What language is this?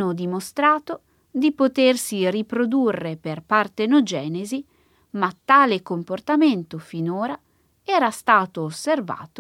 Italian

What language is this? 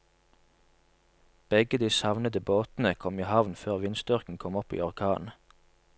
Norwegian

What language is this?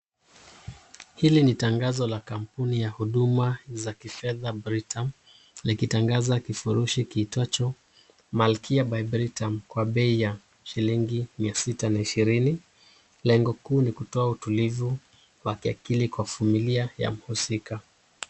Swahili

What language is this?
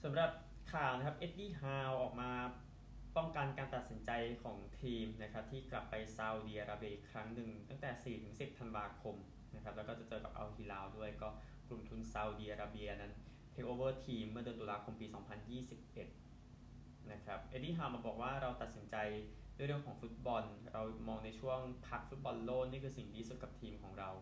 Thai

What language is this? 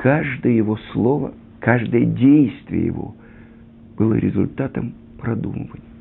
Russian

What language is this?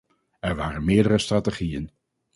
Dutch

